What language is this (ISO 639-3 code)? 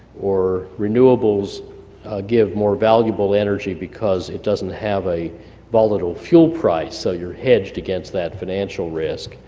eng